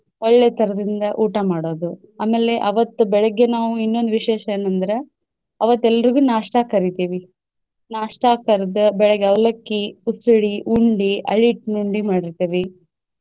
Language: Kannada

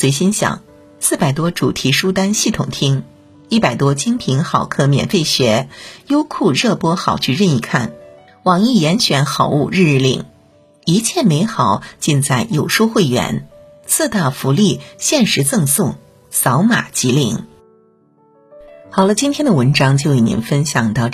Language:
Chinese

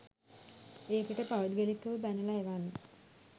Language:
Sinhala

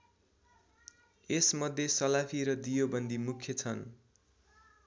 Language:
Nepali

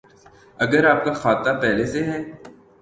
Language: Urdu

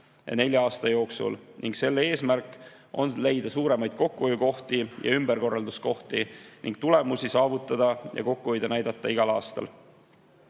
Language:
Estonian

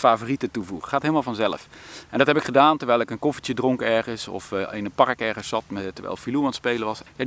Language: Dutch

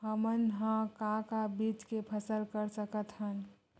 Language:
Chhattisgarhi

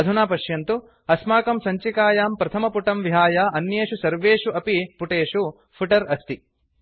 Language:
Sanskrit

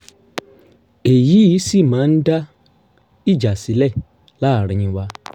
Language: Yoruba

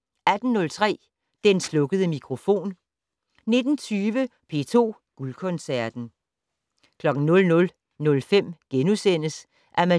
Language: Danish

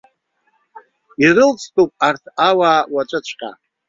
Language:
Abkhazian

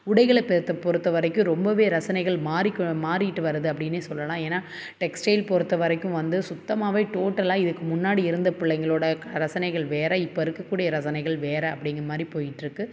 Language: Tamil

